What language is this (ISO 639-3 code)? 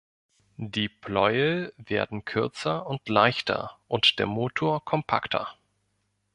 deu